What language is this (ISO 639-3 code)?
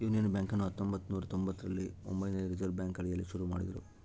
kan